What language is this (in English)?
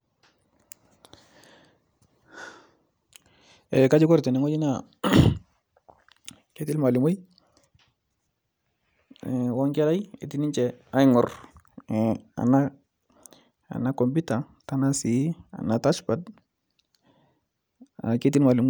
Masai